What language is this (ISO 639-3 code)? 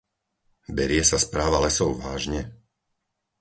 slk